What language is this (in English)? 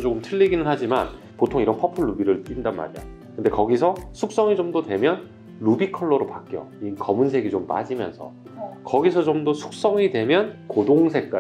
Korean